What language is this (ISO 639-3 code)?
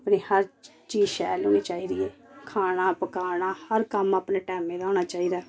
doi